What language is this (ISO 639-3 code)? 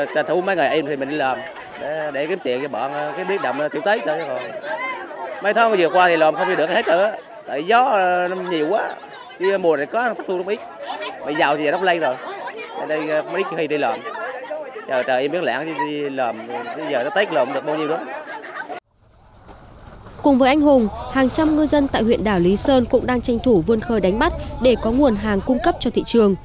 vie